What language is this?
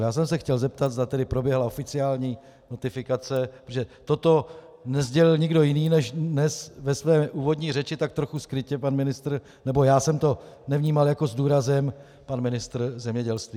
Czech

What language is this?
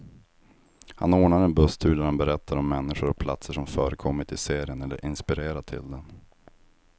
Swedish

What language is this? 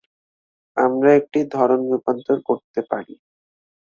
Bangla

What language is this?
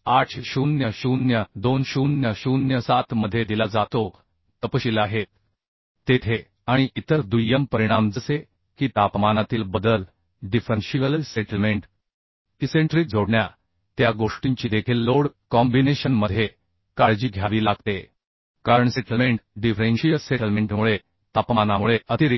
Marathi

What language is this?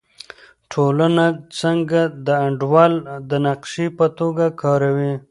Pashto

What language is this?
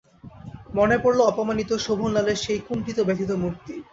Bangla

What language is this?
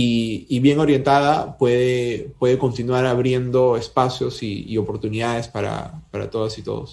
Spanish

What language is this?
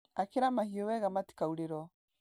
Kikuyu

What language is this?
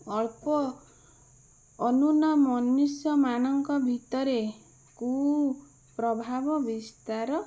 Odia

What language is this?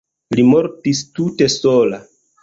Esperanto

